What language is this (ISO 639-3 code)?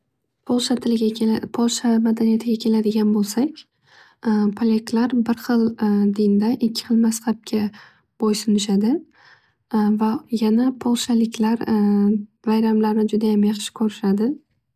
uzb